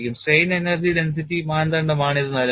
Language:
Malayalam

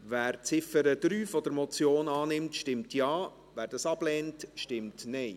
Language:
Swiss German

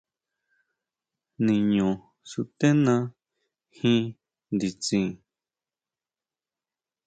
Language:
Huautla Mazatec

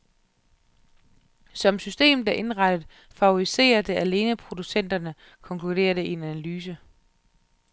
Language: Danish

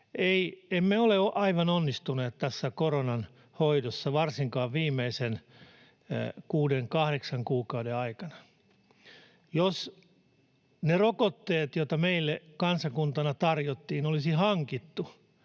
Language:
Finnish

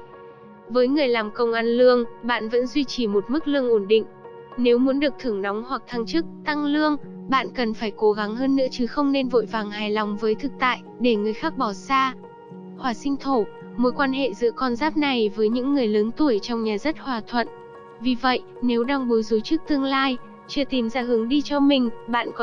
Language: Vietnamese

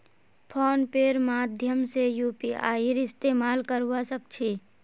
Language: Magahi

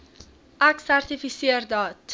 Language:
Afrikaans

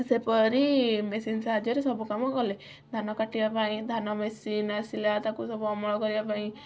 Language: Odia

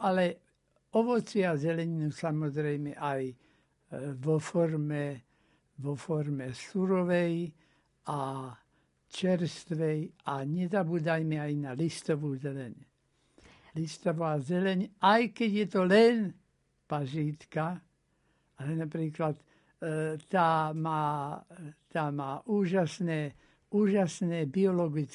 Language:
Slovak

